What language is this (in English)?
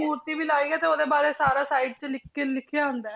Punjabi